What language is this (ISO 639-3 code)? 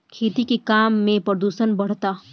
bho